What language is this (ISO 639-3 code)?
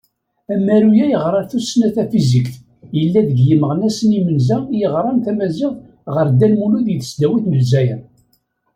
kab